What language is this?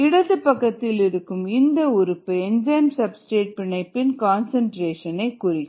Tamil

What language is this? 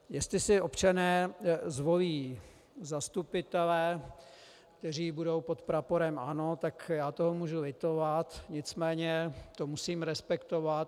Czech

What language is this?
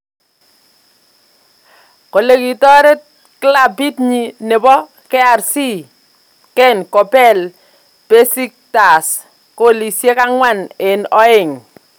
Kalenjin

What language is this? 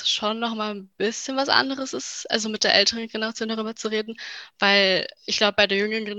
German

